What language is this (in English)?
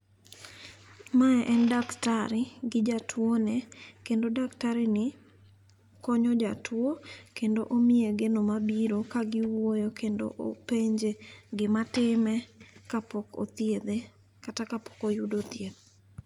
Luo (Kenya and Tanzania)